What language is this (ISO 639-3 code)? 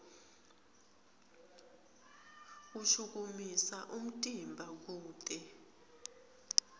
ssw